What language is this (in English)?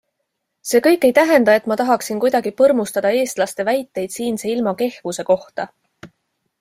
Estonian